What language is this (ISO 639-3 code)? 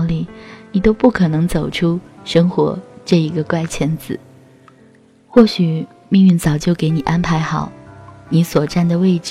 zho